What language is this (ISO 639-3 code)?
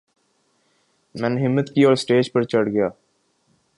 urd